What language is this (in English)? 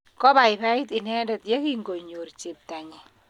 Kalenjin